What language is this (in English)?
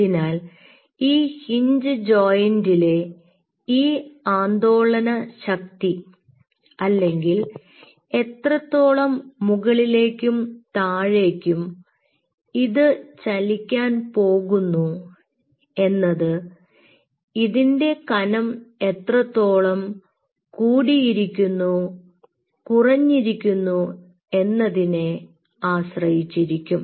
Malayalam